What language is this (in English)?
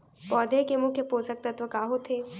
Chhattisgarhi